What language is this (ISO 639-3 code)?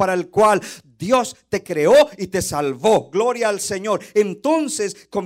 spa